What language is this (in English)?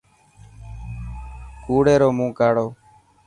Dhatki